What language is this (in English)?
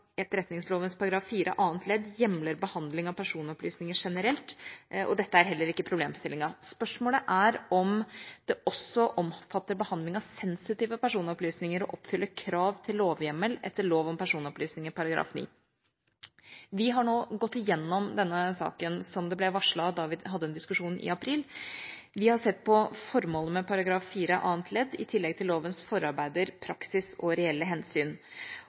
Norwegian Bokmål